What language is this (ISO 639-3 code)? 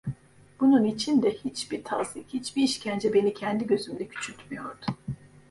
tur